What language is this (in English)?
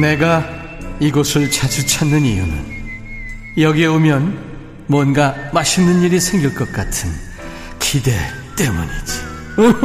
Korean